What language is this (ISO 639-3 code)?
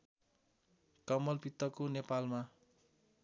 nep